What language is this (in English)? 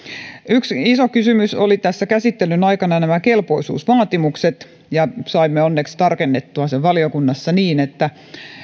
Finnish